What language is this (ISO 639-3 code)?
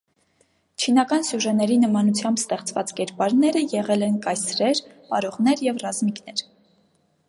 hye